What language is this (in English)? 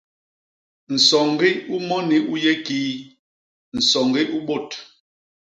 Basaa